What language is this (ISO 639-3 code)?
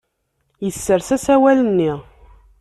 kab